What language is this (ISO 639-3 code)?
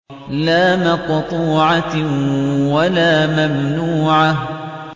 ara